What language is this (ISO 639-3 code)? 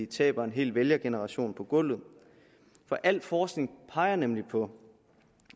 dan